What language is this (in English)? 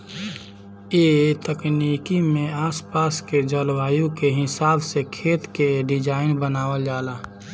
Bhojpuri